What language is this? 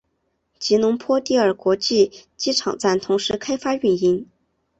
Chinese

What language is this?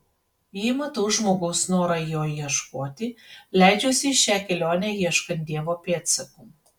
Lithuanian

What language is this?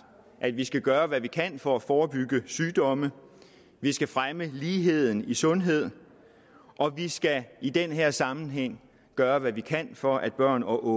Danish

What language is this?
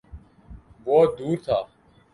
Urdu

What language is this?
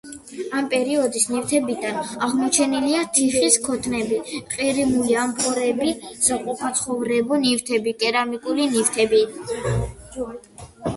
Georgian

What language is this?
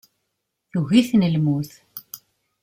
Kabyle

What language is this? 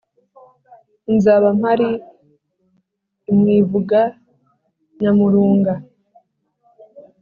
Kinyarwanda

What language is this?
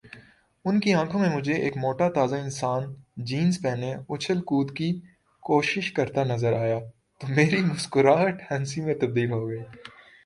Urdu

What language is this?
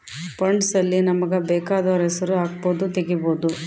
Kannada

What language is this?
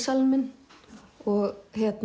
Icelandic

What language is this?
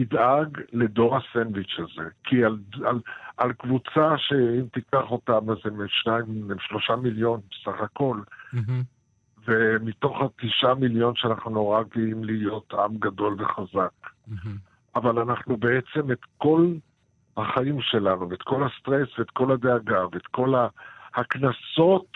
Hebrew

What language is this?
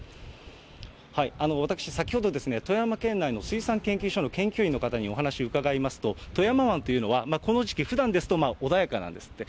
Japanese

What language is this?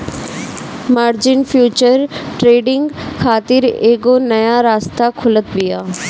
Bhojpuri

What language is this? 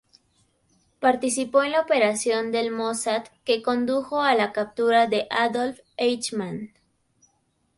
Spanish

